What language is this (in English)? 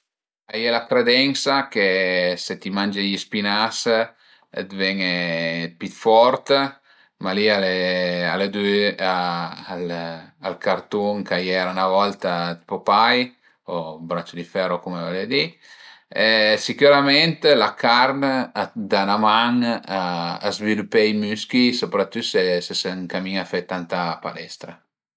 Piedmontese